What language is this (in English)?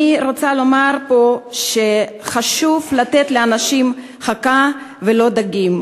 Hebrew